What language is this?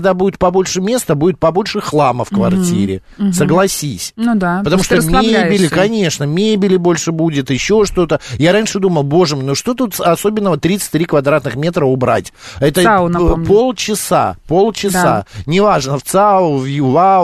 Russian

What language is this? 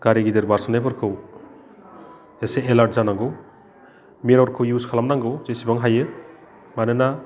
Bodo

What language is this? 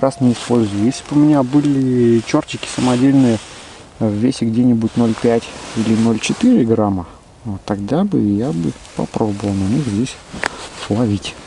Russian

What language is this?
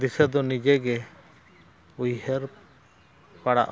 Santali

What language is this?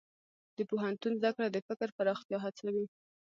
Pashto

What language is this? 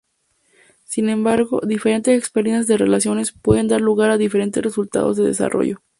Spanish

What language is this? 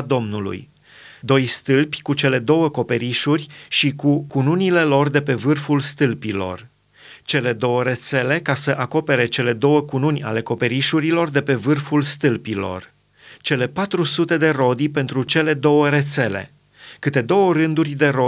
Romanian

